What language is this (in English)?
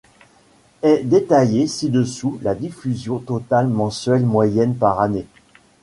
French